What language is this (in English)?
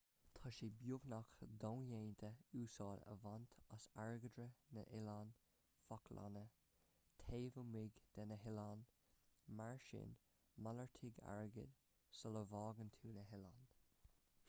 Irish